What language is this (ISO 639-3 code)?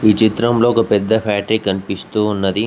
tel